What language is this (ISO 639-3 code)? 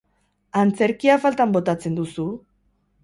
eus